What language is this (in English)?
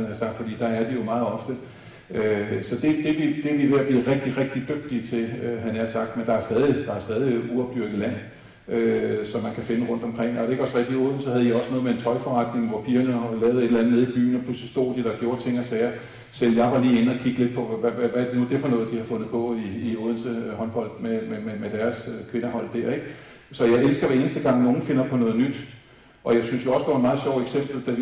Danish